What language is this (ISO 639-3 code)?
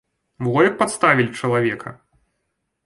bel